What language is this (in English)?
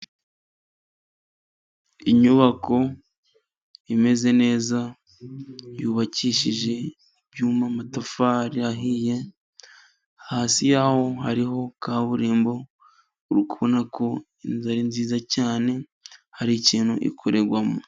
Kinyarwanda